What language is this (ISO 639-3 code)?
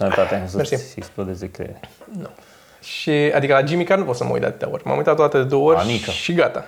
ron